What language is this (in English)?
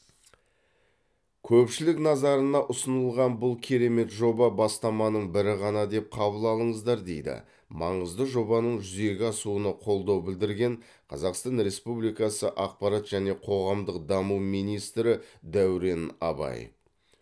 Kazakh